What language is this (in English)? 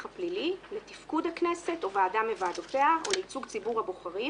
Hebrew